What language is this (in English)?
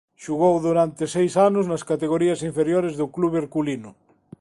Galician